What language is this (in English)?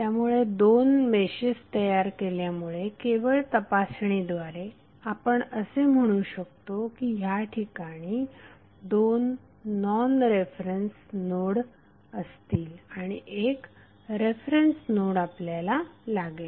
Marathi